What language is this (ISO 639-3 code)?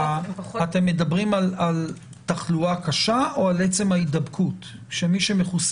heb